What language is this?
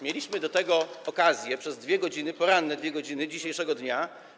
Polish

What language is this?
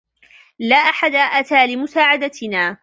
Arabic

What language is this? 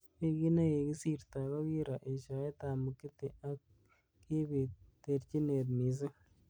Kalenjin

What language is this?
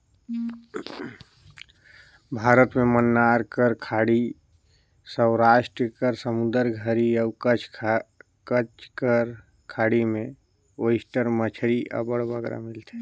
Chhattisgarhi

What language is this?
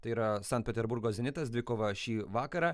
Lithuanian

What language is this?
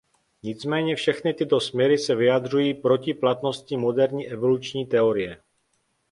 Czech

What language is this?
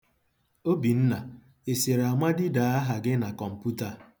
Igbo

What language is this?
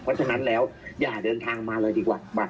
Thai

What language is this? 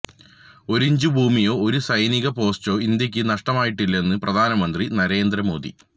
Malayalam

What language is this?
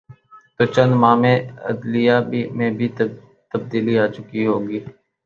Urdu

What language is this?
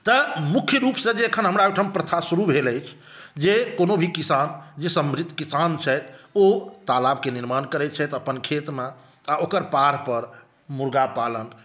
Maithili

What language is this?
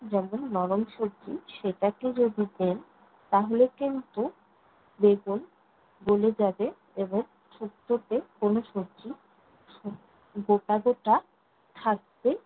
Bangla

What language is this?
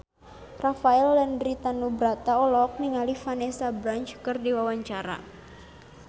Sundanese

